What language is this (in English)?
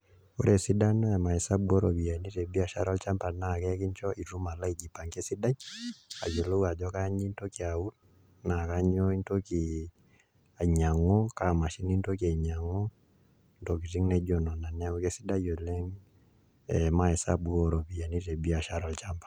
Masai